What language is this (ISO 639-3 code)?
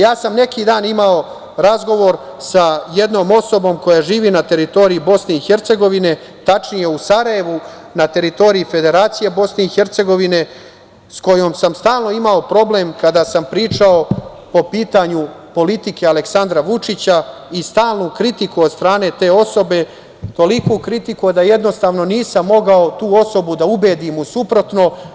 srp